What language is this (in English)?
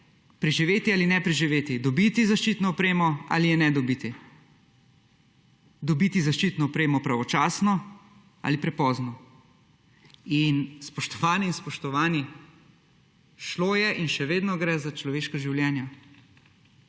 Slovenian